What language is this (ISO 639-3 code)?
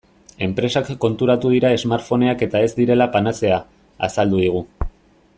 eus